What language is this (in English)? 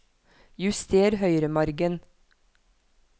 Norwegian